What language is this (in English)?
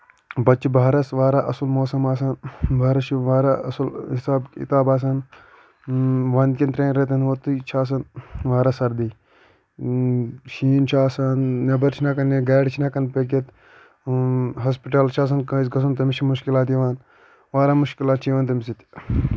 Kashmiri